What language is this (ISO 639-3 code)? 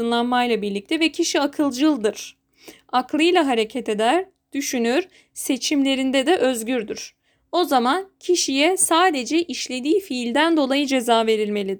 tur